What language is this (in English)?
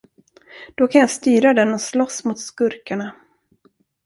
Swedish